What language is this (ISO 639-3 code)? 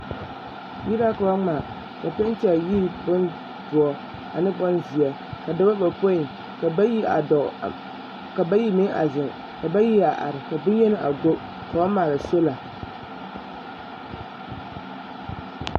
dga